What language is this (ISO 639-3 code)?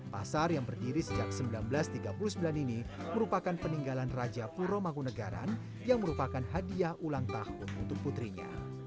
ind